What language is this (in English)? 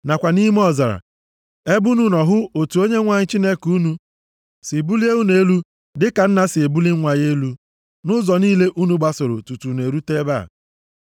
Igbo